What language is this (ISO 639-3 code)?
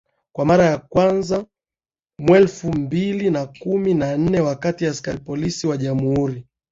swa